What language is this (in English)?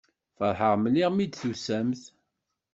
Kabyle